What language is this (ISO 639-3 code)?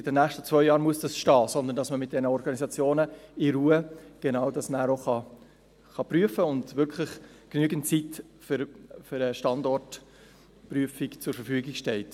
gsw